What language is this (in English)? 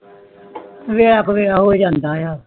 Punjabi